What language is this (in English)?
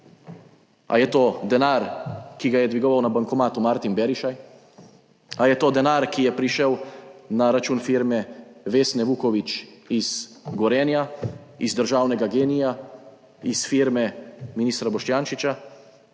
Slovenian